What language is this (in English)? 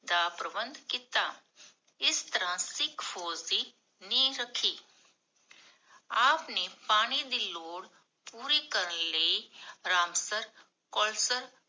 Punjabi